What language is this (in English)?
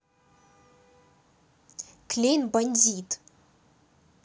Russian